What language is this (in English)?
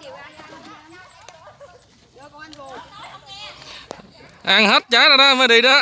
Vietnamese